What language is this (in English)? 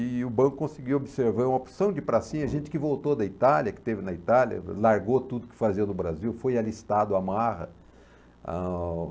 Portuguese